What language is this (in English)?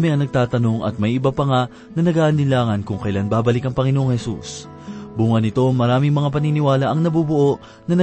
Filipino